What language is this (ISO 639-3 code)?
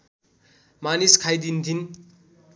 nep